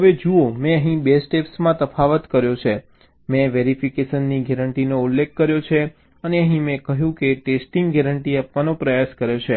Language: Gujarati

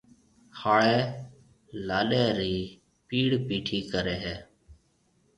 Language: Marwari (Pakistan)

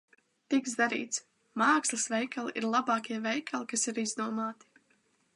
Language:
Latvian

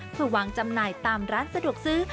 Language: Thai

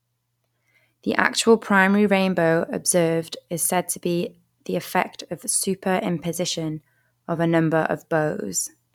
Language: English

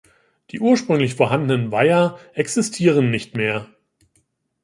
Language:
German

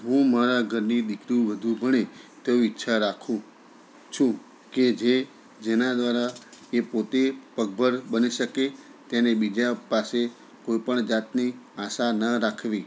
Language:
Gujarati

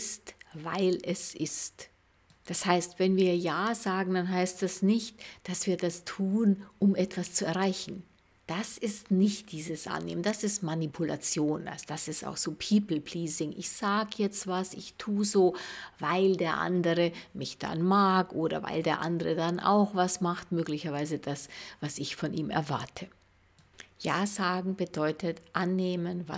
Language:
German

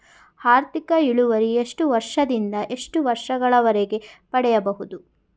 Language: Kannada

